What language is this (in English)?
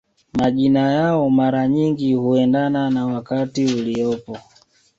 Swahili